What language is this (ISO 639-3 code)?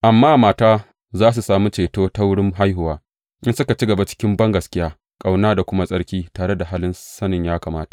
hau